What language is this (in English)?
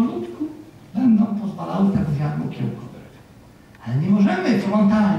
Polish